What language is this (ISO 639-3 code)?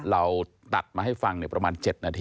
tha